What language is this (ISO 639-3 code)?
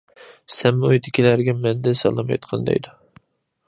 uig